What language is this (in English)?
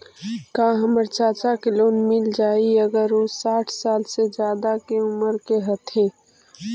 Magahi